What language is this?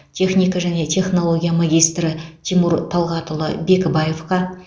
Kazakh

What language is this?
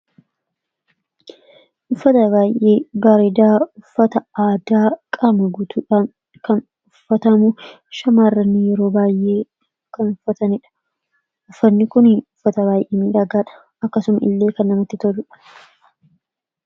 Oromo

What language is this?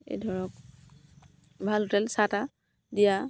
Assamese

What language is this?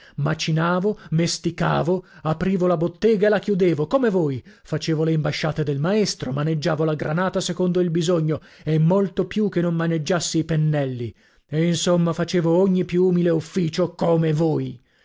Italian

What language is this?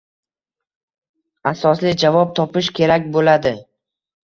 Uzbek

